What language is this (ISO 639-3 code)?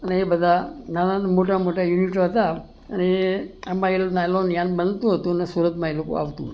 guj